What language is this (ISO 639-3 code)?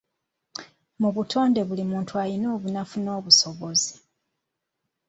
lug